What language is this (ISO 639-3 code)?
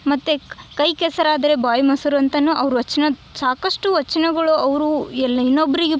kan